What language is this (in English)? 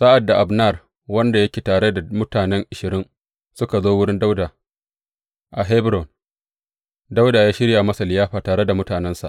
Hausa